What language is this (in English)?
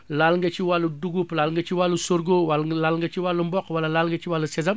Wolof